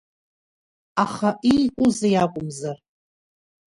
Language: Abkhazian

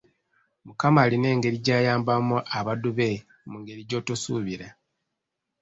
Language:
Ganda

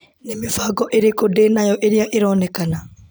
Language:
Kikuyu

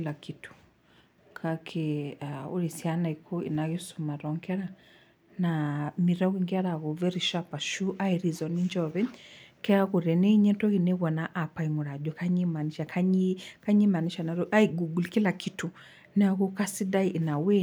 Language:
Masai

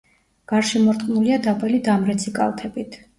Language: Georgian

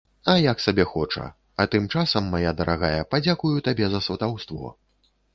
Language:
Belarusian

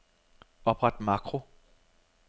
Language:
Danish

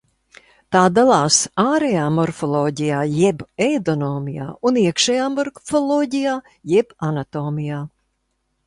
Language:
Latvian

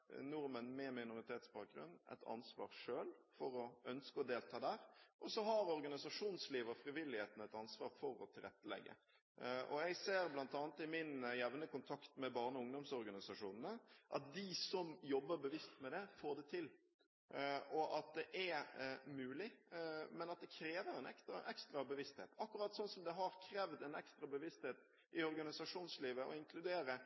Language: Norwegian Bokmål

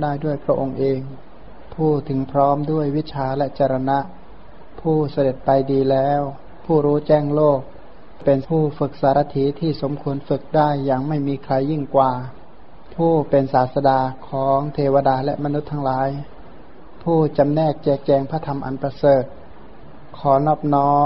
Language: Thai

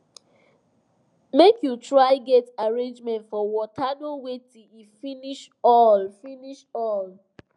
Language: Nigerian Pidgin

